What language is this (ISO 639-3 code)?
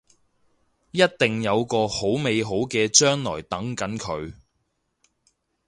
yue